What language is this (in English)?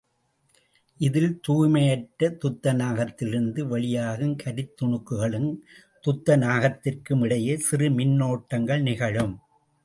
Tamil